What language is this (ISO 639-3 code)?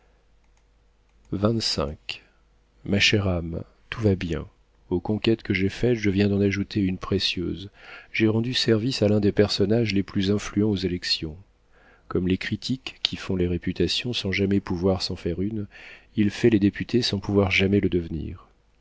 fra